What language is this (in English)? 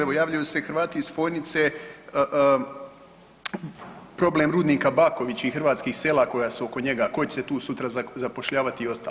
Croatian